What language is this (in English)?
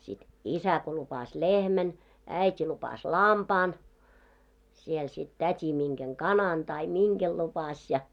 Finnish